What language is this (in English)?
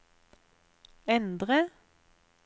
Norwegian